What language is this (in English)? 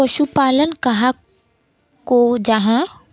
Magahi